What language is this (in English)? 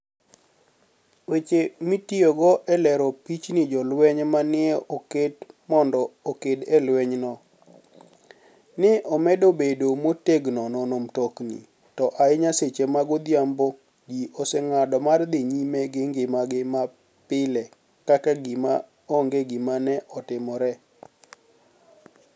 Luo (Kenya and Tanzania)